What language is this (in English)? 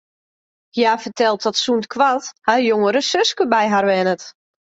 Western Frisian